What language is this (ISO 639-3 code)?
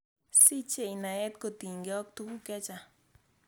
kln